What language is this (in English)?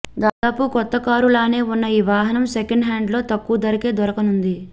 Telugu